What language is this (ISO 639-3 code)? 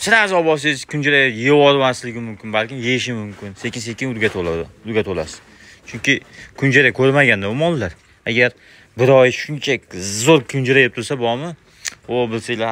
tur